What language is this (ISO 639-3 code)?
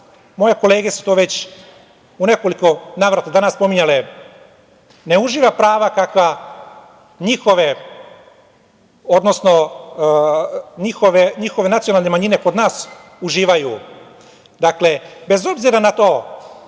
srp